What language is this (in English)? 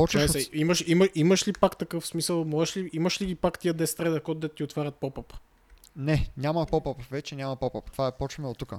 Bulgarian